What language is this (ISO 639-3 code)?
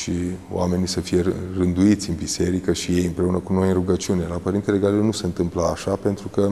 ron